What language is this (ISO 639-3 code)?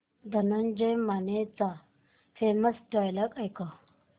mar